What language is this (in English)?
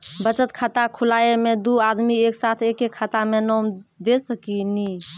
Maithili